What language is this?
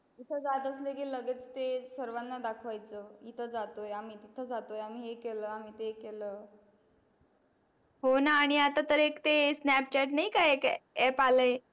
Marathi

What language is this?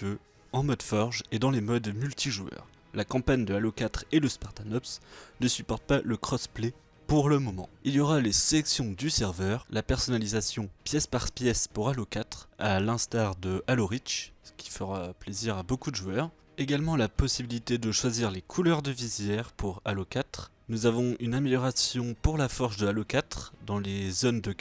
French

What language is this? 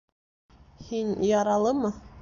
Bashkir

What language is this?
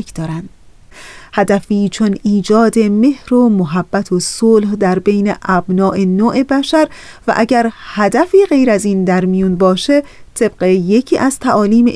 Persian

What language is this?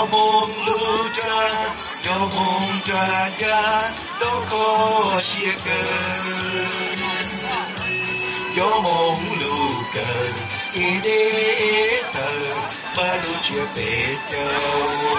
Vietnamese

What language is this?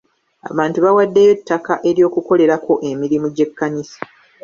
Ganda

